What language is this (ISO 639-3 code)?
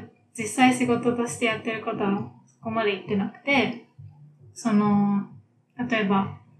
jpn